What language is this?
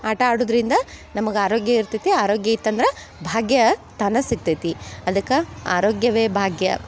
Kannada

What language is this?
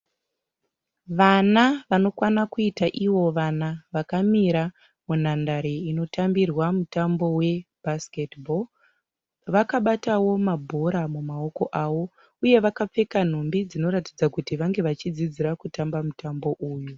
Shona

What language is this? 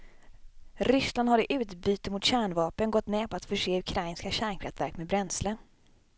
Swedish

